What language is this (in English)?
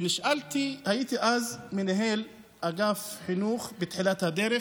Hebrew